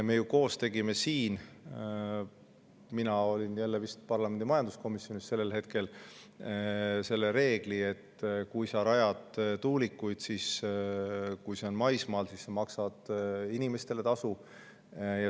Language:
Estonian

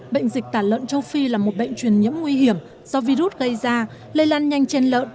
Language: Vietnamese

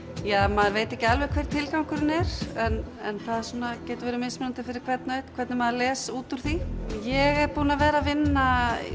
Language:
Icelandic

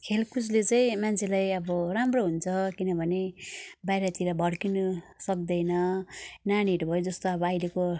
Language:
Nepali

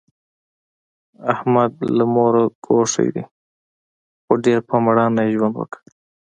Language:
Pashto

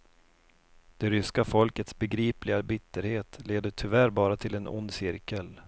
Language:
Swedish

